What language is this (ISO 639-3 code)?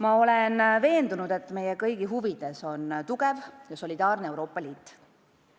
est